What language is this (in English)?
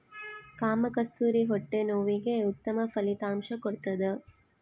Kannada